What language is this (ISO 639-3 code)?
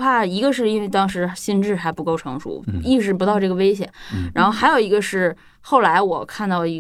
zho